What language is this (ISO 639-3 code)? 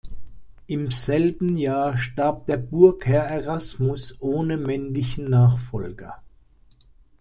deu